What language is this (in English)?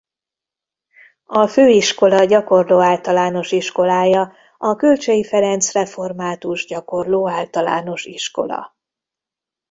Hungarian